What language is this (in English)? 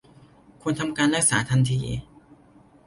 Thai